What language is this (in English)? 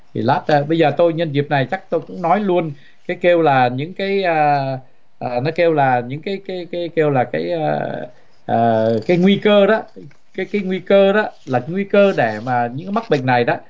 Vietnamese